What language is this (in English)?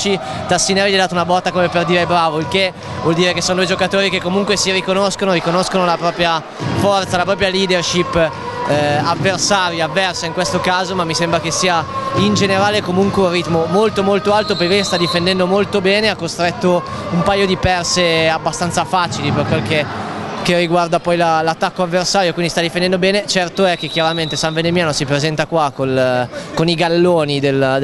Italian